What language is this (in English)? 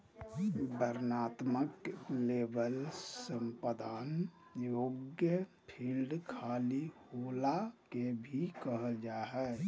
Magahi